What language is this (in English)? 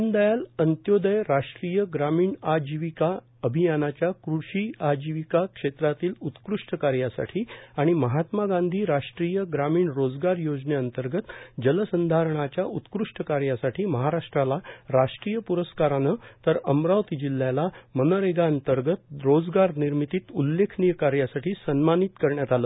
Marathi